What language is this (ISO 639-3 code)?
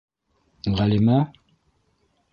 bak